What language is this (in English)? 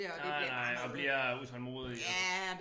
Danish